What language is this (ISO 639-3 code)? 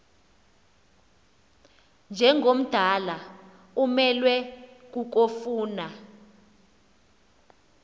xho